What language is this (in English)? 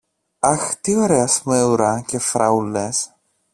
Greek